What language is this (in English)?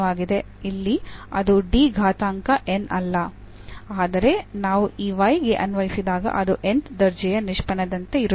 Kannada